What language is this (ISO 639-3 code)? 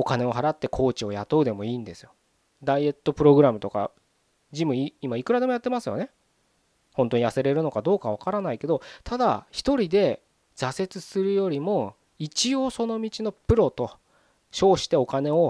jpn